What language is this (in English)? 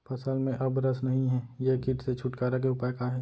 Chhattisgarhi